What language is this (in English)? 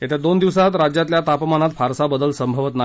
Marathi